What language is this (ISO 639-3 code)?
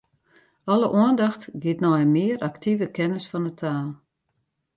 fry